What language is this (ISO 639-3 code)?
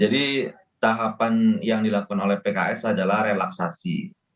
ind